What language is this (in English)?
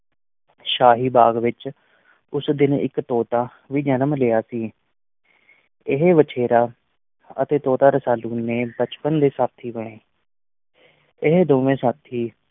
Punjabi